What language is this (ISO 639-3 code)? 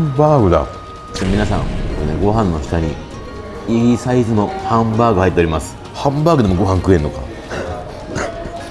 jpn